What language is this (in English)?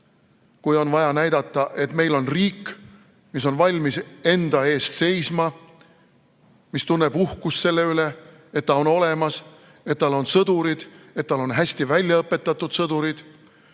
Estonian